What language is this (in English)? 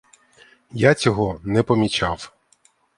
Ukrainian